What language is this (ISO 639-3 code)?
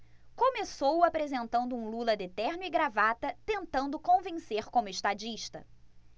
por